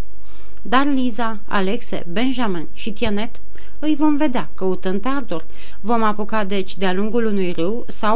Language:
Romanian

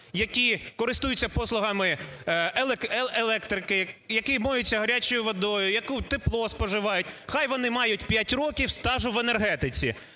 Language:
Ukrainian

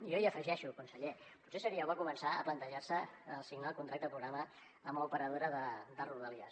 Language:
Catalan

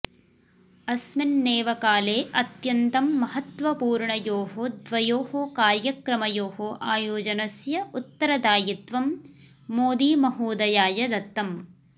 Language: Sanskrit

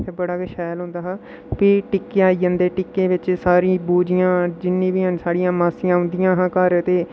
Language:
Dogri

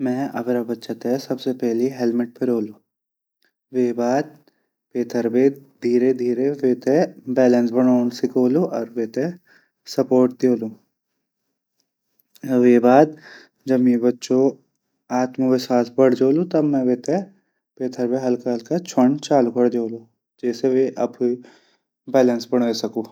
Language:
Garhwali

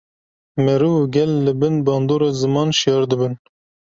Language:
Kurdish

